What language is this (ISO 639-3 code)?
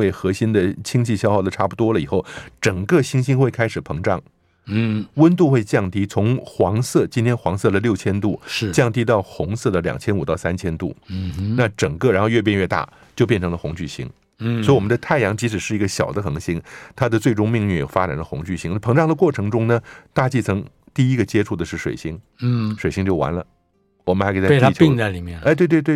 zho